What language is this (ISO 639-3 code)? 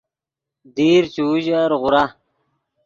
ydg